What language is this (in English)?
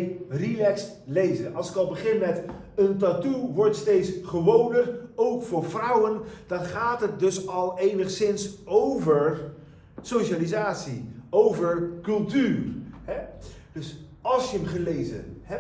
Dutch